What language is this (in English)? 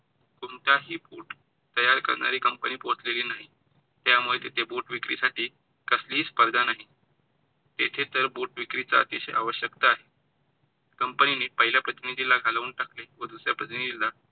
Marathi